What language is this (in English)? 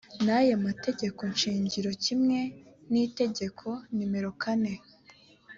Kinyarwanda